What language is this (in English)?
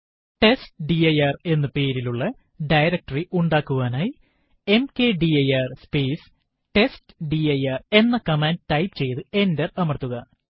Malayalam